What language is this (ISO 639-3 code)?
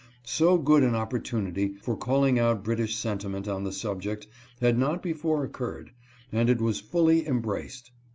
eng